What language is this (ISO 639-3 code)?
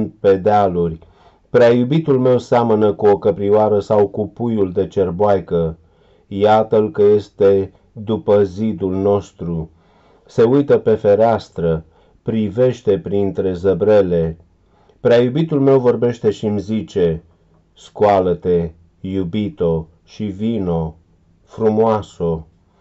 ron